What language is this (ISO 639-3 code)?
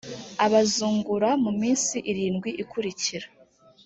kin